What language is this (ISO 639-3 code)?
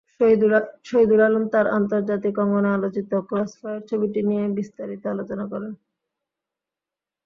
ben